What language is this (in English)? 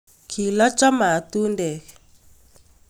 Kalenjin